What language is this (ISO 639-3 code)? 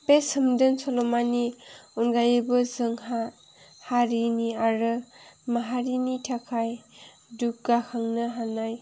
brx